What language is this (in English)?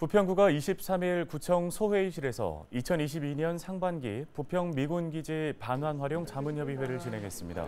Korean